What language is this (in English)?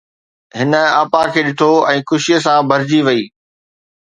Sindhi